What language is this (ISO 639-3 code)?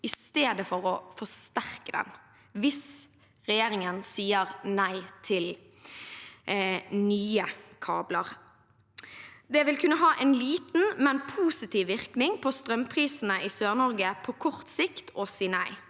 nor